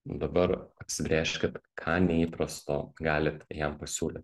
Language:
Lithuanian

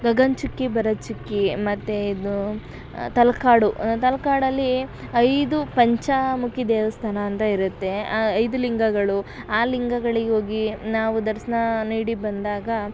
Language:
Kannada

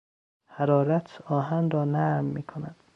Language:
Persian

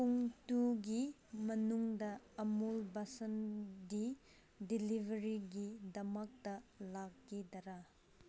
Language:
Manipuri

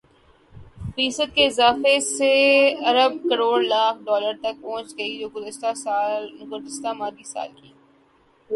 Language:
Urdu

